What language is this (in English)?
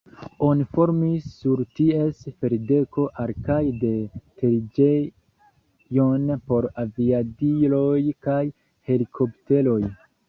Esperanto